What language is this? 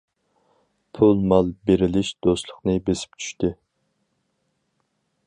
Uyghur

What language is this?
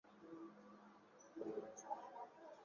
Chinese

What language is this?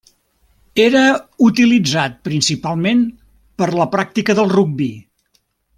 Catalan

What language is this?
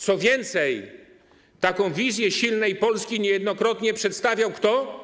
Polish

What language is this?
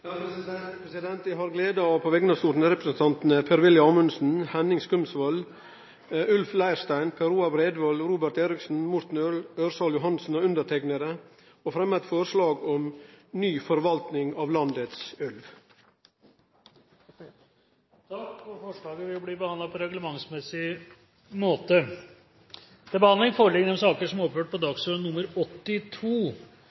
Norwegian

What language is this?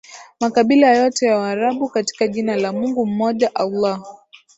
Swahili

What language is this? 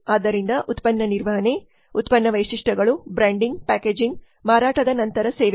Kannada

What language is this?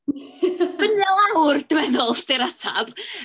Welsh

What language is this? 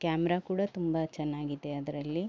Kannada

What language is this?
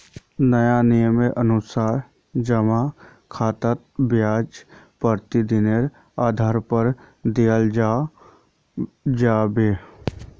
Magahi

